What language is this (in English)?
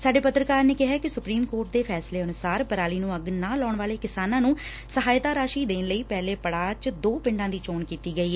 Punjabi